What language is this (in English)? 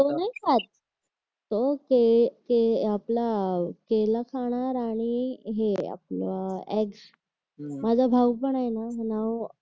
Marathi